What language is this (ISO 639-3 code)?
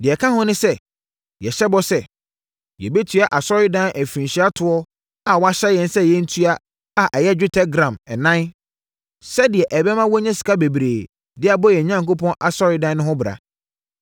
aka